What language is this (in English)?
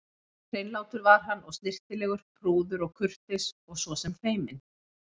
Icelandic